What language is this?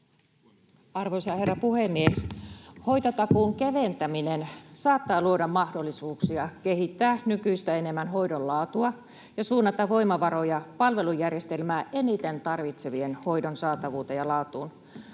Finnish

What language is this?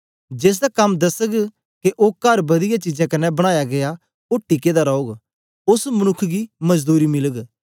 Dogri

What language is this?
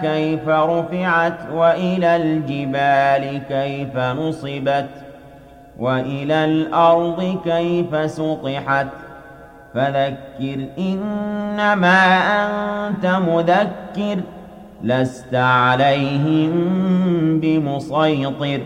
Arabic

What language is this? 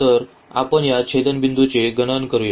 Marathi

